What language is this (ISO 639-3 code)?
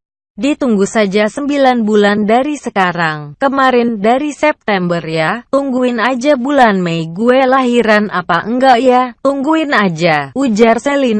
ind